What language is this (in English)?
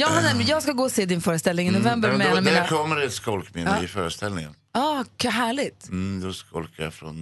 Swedish